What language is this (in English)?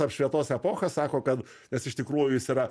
Lithuanian